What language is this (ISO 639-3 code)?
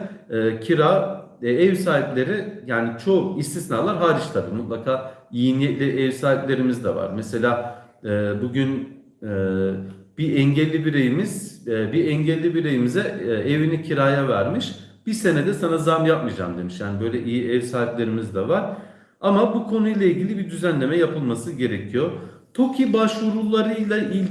tur